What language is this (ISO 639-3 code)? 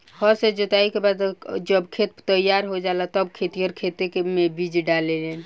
bho